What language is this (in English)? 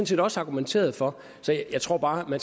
Danish